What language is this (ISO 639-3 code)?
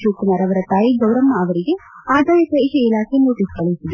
kan